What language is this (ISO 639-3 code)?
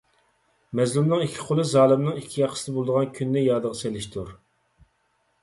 uig